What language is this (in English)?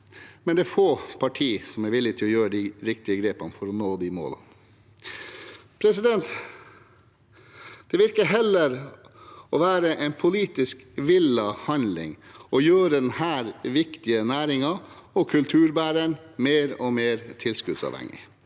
Norwegian